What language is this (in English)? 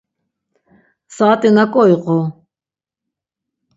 Laz